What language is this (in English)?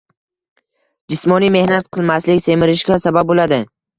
Uzbek